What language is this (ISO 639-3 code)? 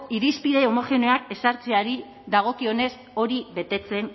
eus